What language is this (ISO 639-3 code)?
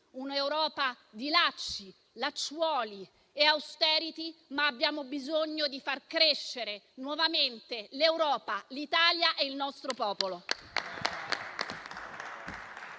ita